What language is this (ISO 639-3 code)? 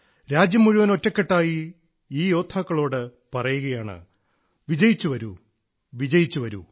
mal